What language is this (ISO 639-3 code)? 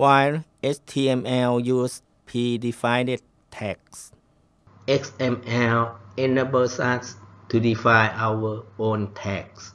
tha